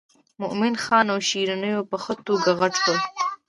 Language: Pashto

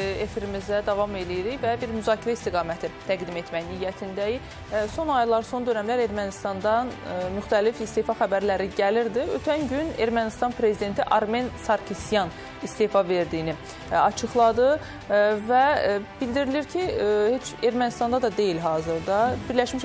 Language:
Turkish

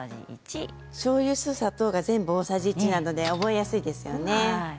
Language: Japanese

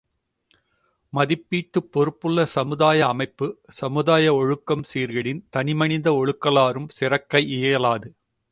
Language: Tamil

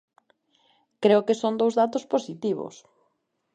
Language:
Galician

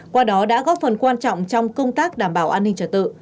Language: Vietnamese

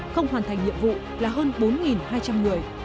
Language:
Vietnamese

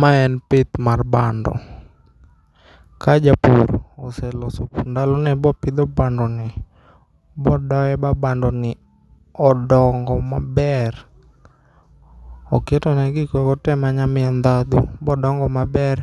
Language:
Luo (Kenya and Tanzania)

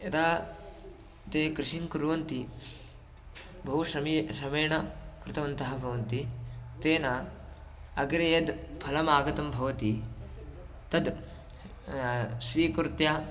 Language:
Sanskrit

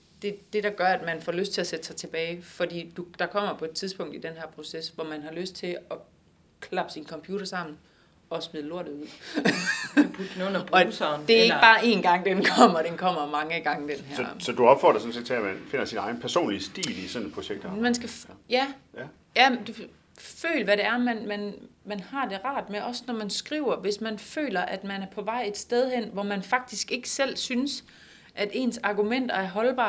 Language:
Danish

